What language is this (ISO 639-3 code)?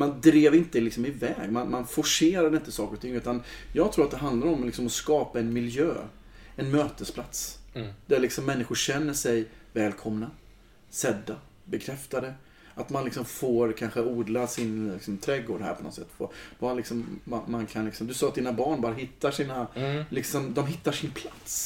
swe